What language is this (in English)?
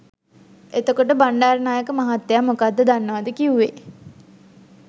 Sinhala